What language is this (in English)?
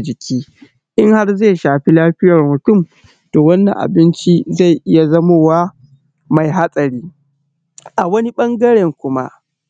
Hausa